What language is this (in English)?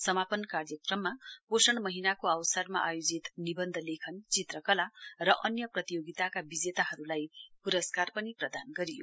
Nepali